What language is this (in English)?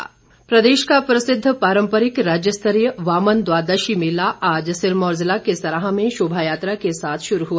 Hindi